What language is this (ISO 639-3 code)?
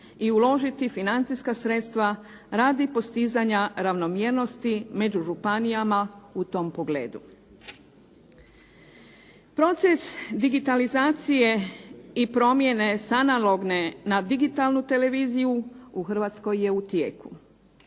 hrv